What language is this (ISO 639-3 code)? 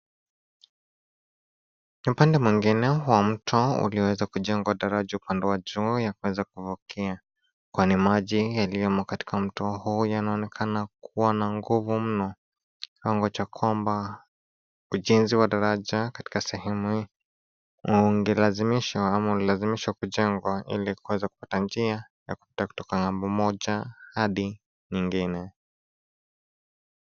swa